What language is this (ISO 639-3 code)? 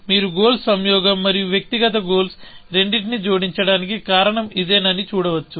tel